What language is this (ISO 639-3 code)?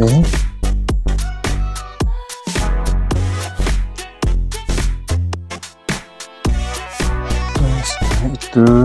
ind